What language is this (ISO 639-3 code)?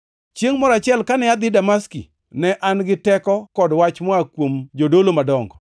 luo